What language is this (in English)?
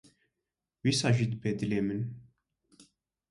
Kurdish